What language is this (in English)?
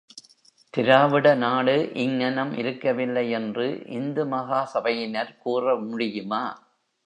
Tamil